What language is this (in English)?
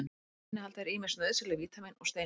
Icelandic